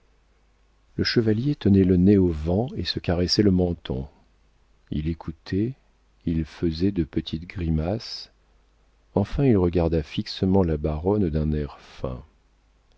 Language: French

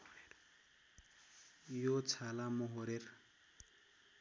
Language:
Nepali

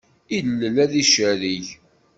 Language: Kabyle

